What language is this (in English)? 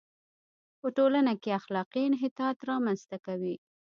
Pashto